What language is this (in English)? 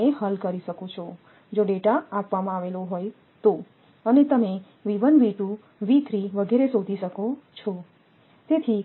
Gujarati